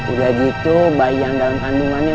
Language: Indonesian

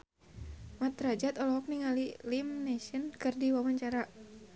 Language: Sundanese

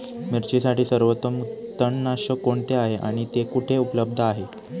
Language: Marathi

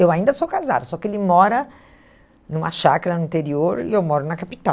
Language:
Portuguese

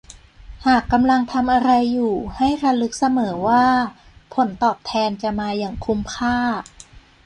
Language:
Thai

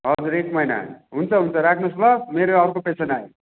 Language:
Nepali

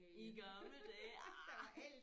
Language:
Danish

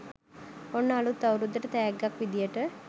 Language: Sinhala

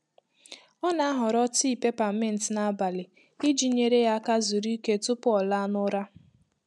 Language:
Igbo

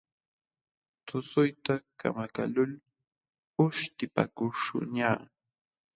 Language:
Jauja Wanca Quechua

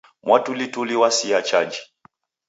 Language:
Taita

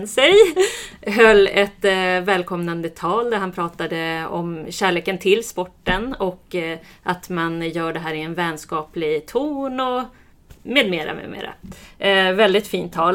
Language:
Swedish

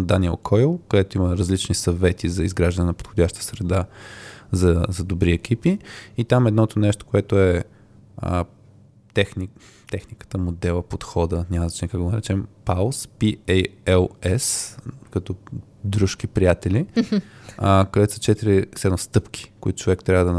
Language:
Bulgarian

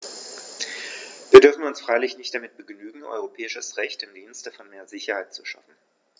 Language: German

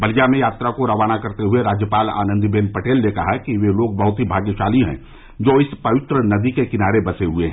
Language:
Hindi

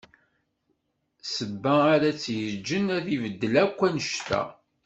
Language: Kabyle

